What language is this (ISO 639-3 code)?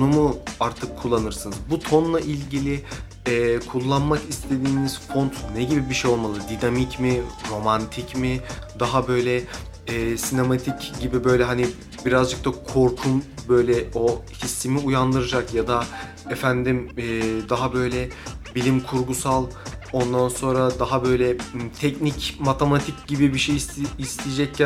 tur